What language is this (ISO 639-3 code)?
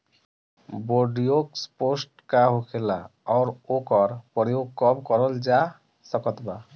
bho